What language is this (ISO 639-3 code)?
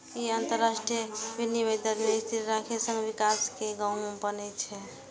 mai